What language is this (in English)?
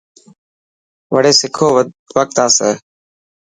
Dhatki